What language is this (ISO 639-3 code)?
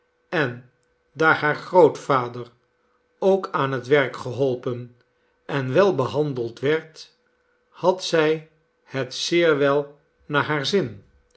nld